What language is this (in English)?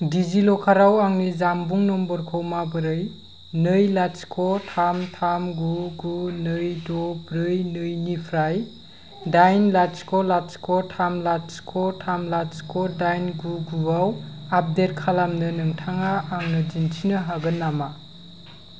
Bodo